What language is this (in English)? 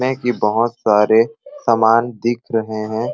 Sadri